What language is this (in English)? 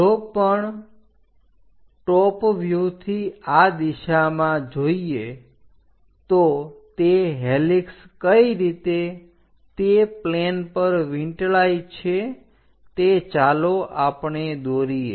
Gujarati